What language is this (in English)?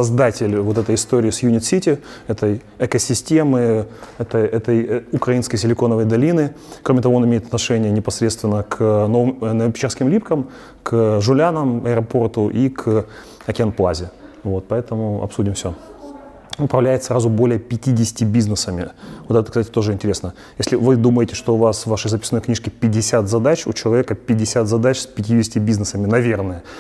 Russian